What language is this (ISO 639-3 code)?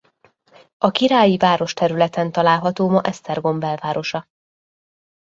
hun